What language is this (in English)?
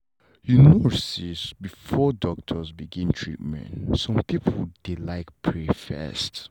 Nigerian Pidgin